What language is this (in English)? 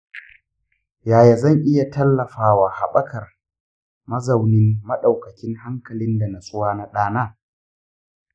Hausa